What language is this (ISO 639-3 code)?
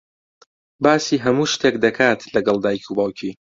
ckb